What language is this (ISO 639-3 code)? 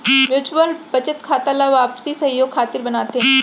hne